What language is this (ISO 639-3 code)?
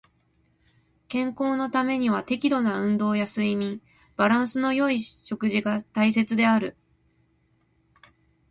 jpn